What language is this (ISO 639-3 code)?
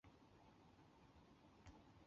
zho